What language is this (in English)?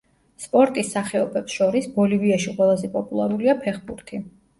Georgian